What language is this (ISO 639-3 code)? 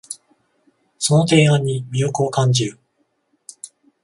jpn